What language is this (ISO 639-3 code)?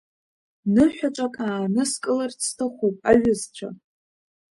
abk